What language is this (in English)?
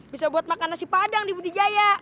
Indonesian